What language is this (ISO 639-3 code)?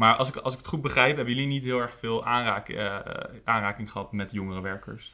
nld